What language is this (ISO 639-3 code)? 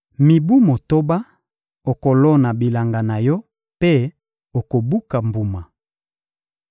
lin